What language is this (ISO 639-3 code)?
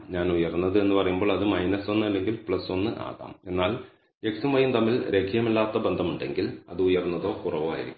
mal